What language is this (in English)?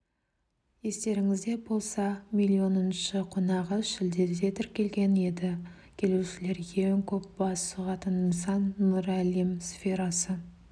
Kazakh